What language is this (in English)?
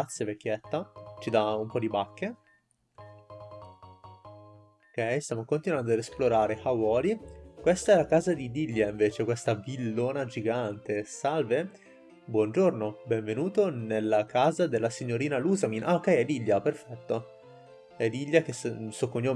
Italian